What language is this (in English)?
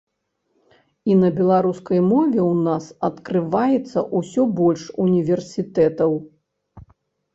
Belarusian